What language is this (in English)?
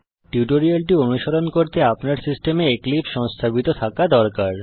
Bangla